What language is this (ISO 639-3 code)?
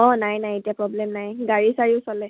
asm